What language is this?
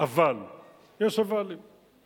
Hebrew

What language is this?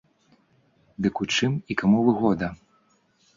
Belarusian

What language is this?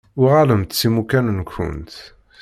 Kabyle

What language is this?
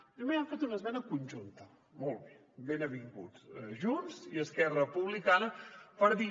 Catalan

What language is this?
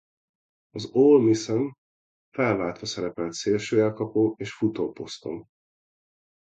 Hungarian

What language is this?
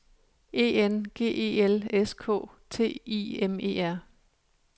Danish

